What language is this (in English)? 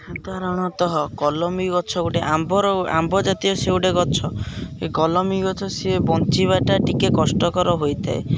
Odia